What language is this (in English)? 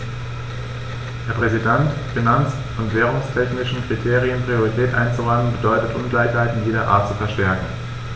German